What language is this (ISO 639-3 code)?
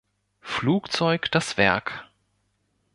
deu